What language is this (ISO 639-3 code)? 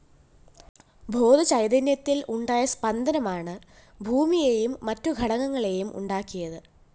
mal